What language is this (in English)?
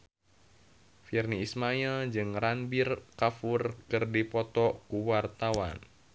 Sundanese